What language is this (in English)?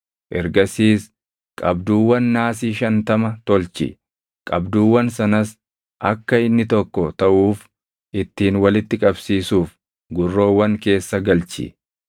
Oromo